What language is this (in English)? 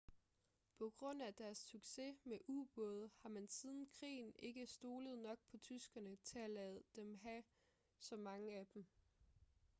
Danish